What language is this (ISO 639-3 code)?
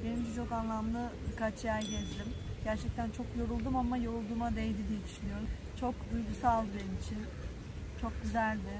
tur